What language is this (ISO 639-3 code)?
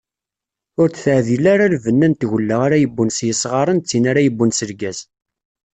kab